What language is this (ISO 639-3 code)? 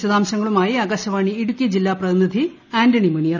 mal